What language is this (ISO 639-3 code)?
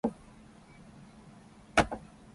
jpn